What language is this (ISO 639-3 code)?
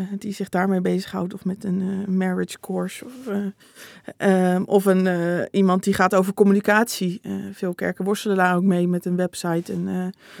nld